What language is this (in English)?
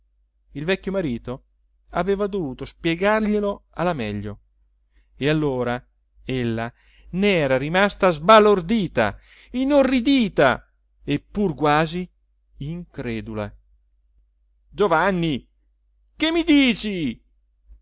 Italian